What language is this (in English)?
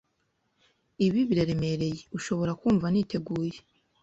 Kinyarwanda